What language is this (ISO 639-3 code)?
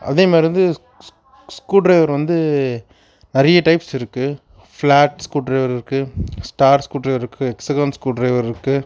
tam